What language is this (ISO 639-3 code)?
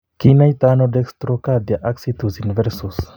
kln